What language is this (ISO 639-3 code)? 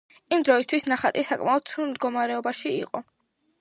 kat